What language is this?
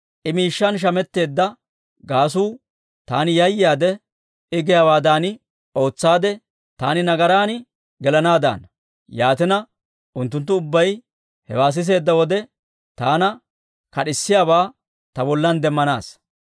Dawro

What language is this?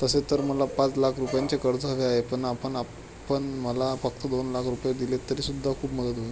Marathi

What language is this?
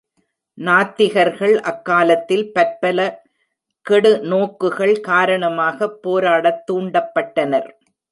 Tamil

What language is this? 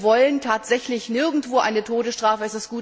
German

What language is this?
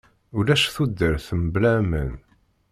Kabyle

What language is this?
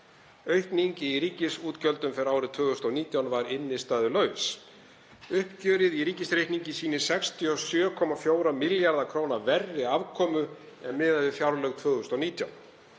Icelandic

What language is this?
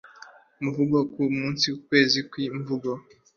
Kinyarwanda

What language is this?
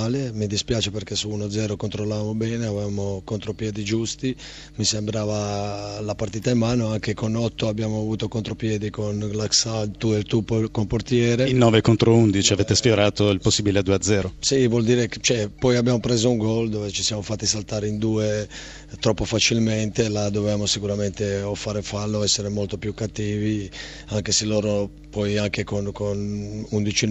Italian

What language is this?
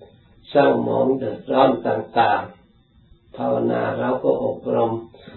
Thai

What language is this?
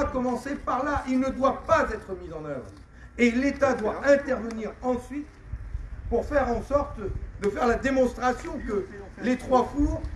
French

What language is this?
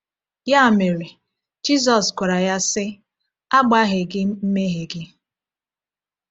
Igbo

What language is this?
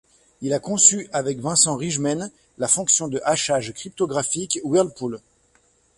French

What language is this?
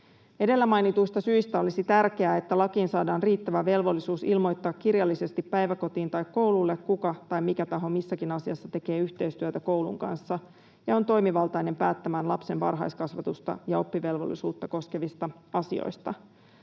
Finnish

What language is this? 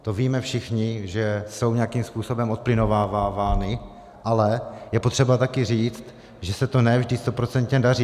Czech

